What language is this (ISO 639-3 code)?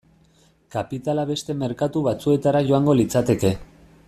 eus